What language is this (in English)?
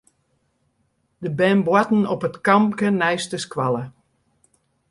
Western Frisian